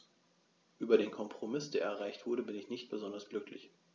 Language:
German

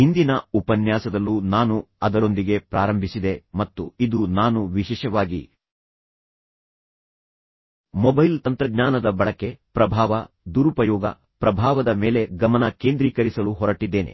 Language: Kannada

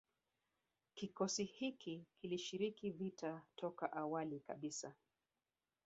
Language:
Swahili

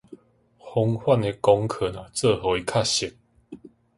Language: Min Nan Chinese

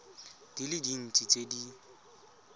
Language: Tswana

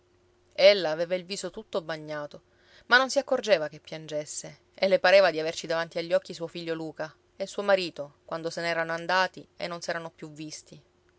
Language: Italian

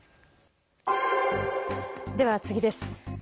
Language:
Japanese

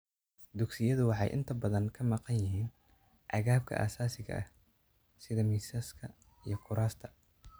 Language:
Somali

